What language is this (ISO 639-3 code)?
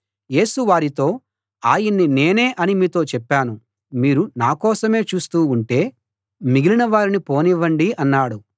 tel